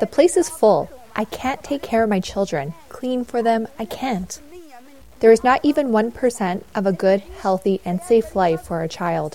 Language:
Urdu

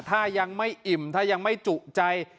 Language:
Thai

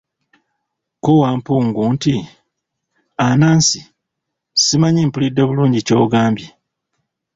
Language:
Ganda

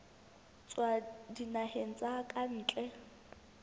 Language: Southern Sotho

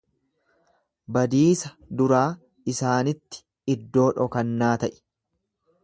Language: Oromo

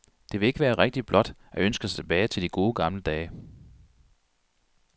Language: Danish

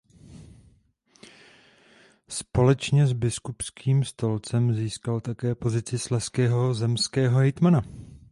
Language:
Czech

